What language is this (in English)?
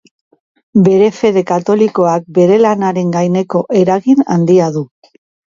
Basque